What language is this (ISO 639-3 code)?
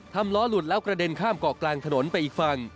tha